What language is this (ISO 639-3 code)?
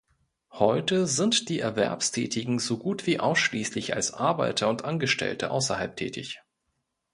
deu